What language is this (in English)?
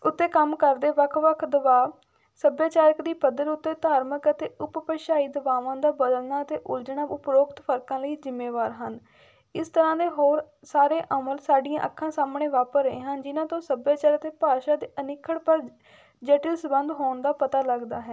Punjabi